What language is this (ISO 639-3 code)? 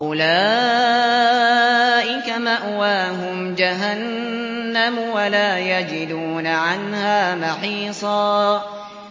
ara